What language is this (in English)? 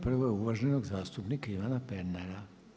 Croatian